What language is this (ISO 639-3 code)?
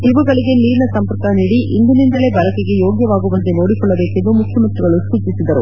kan